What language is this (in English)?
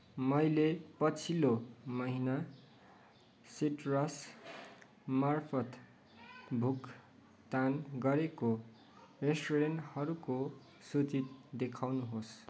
Nepali